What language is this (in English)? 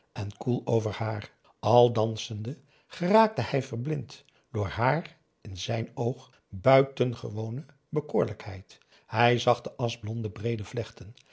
Dutch